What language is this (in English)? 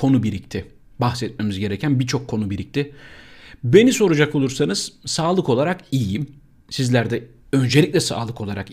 Turkish